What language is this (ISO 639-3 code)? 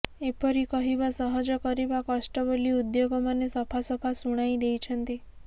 ori